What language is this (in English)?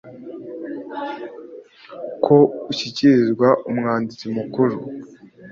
Kinyarwanda